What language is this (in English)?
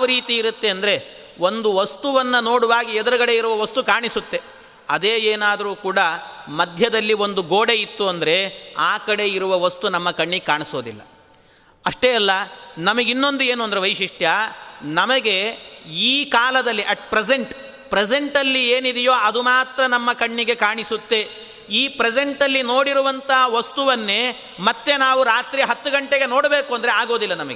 Kannada